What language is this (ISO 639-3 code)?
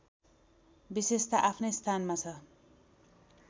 nep